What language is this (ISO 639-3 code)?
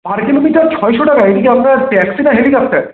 ben